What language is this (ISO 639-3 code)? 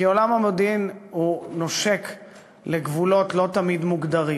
heb